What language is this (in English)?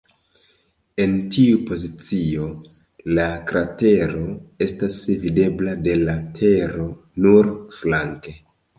Esperanto